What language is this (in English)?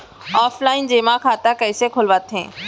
Chhattisgarhi